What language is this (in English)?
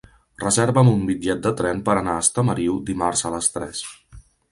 Catalan